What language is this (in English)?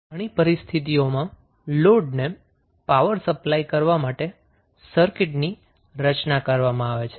Gujarati